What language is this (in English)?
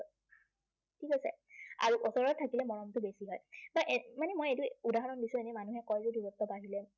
Assamese